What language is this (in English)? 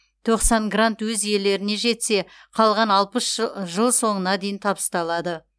Kazakh